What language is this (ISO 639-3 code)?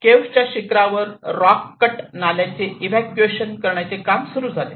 mar